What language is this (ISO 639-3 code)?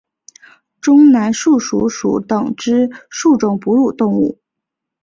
zho